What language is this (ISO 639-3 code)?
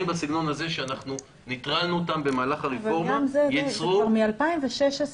heb